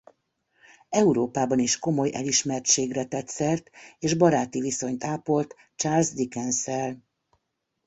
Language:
Hungarian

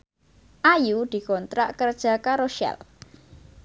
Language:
Javanese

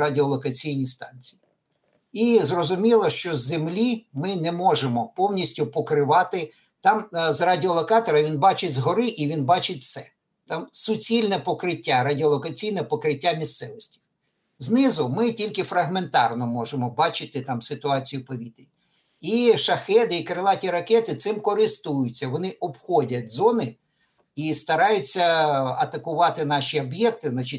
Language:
Ukrainian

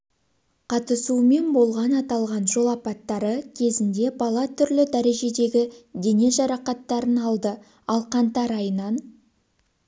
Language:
Kazakh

